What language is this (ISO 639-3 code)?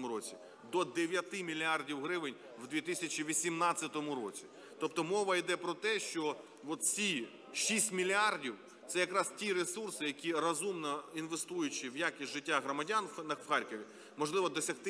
ukr